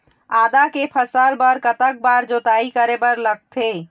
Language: Chhattisgarhi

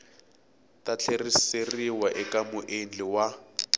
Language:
Tsonga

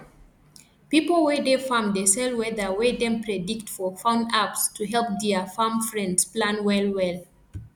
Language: Nigerian Pidgin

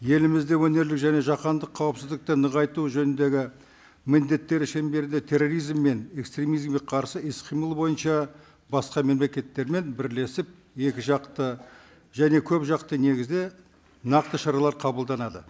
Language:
Kazakh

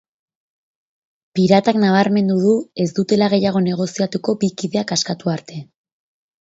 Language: Basque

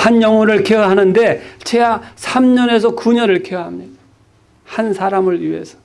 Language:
Korean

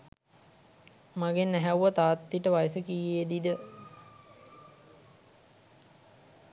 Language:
Sinhala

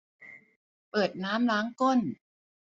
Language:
Thai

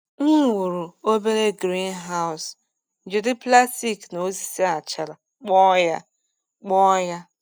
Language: Igbo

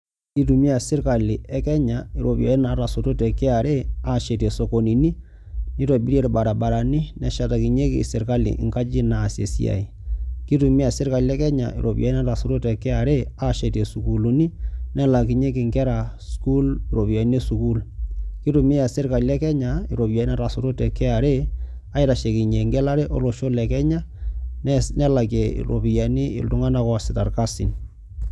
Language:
Masai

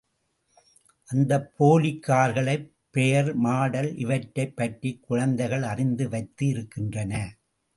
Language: Tamil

